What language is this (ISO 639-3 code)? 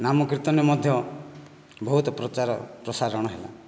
ori